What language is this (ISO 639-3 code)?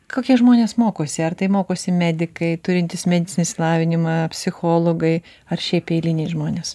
lit